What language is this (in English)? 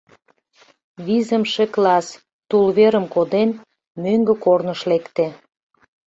Mari